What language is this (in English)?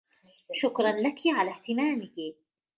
Arabic